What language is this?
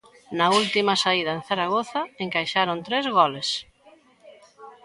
Galician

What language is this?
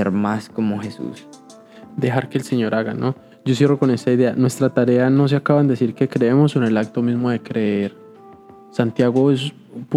Spanish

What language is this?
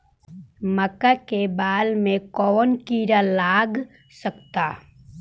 Bhojpuri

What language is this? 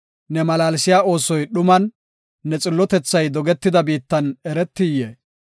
Gofa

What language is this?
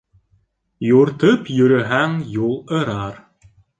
Bashkir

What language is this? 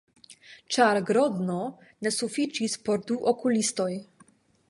Esperanto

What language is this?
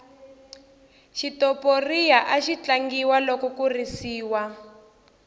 Tsonga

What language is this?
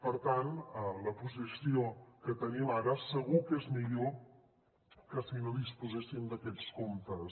Catalan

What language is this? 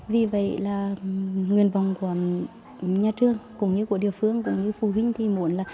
Vietnamese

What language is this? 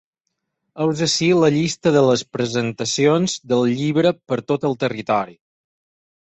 Catalan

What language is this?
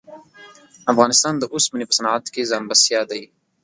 Pashto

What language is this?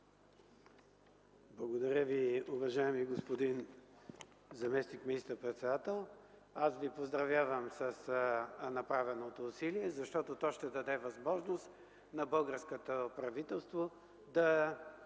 Bulgarian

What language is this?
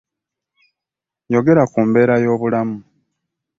Ganda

